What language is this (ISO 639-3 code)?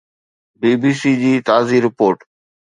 snd